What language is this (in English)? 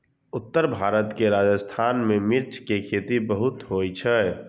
Maithili